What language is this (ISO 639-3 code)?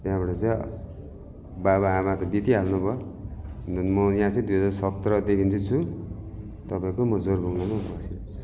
nep